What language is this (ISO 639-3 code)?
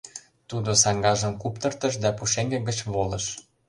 chm